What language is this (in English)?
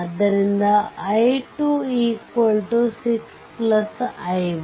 Kannada